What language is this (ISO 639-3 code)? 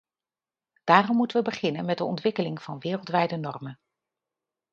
nld